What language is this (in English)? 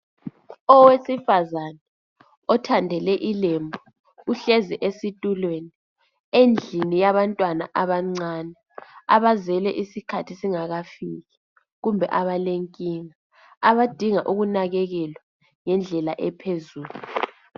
North Ndebele